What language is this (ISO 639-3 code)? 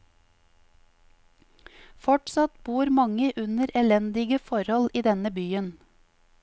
nor